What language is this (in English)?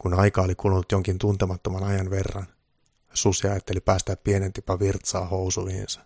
Finnish